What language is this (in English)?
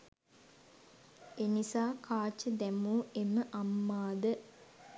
Sinhala